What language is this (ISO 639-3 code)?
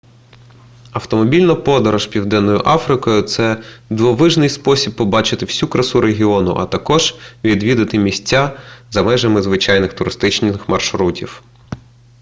ukr